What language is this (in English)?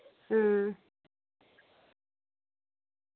Dogri